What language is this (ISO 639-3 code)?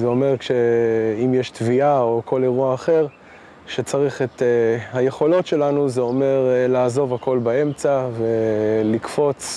heb